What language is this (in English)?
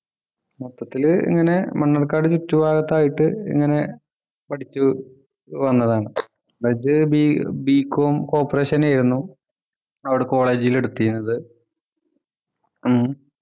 Malayalam